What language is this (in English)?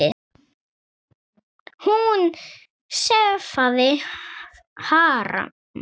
Icelandic